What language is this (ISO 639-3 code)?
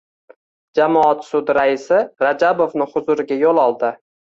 uzb